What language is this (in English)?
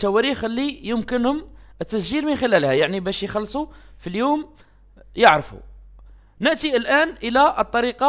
Arabic